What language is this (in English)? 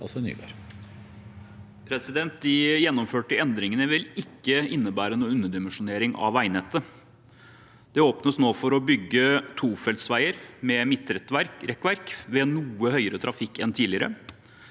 Norwegian